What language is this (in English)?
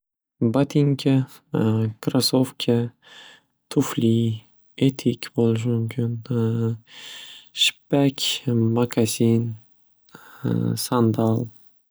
Uzbek